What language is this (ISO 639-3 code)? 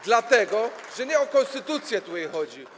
pol